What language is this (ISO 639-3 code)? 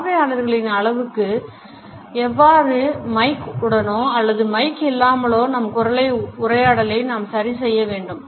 tam